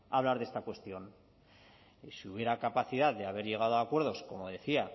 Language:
Spanish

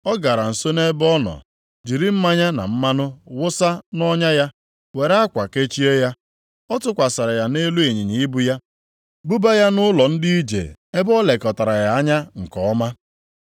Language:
Igbo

